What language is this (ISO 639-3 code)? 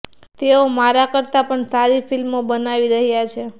guj